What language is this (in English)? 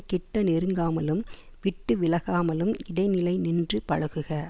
Tamil